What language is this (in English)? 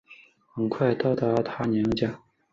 Chinese